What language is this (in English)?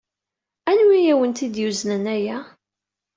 Kabyle